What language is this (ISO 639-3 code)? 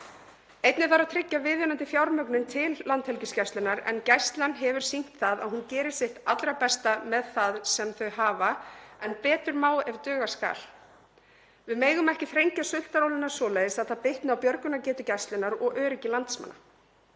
isl